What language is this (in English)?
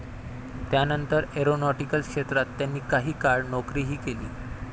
Marathi